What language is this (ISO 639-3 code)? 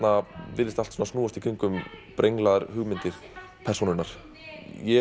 isl